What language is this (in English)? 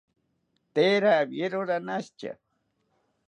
South Ucayali Ashéninka